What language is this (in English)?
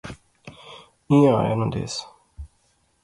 Pahari-Potwari